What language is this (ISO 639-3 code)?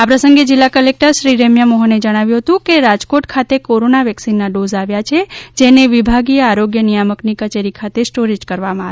guj